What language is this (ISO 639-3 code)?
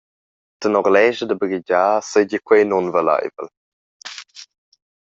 roh